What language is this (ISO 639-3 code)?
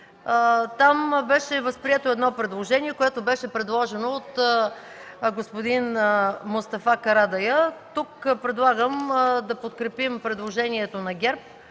bul